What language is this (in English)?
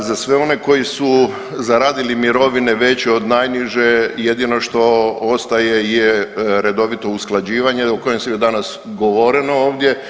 Croatian